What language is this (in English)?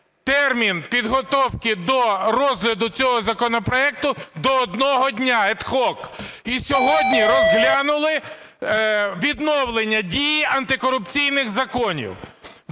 Ukrainian